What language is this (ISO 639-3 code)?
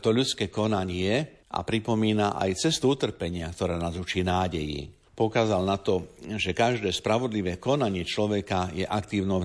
slk